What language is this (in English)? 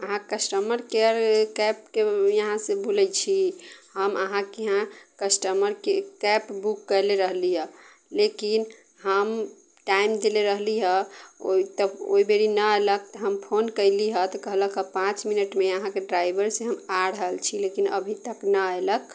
Maithili